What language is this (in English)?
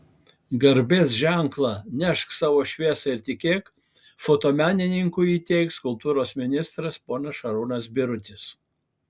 Lithuanian